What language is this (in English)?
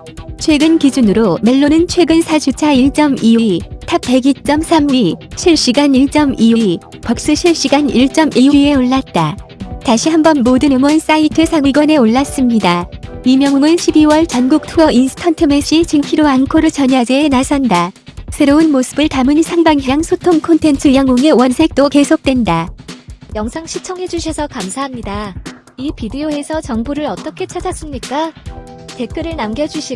Korean